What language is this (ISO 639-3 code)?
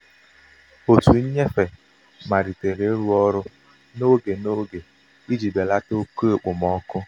ibo